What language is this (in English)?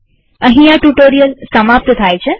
Gujarati